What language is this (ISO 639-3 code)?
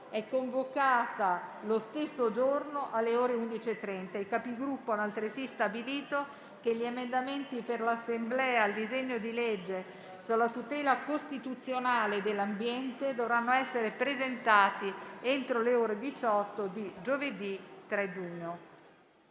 ita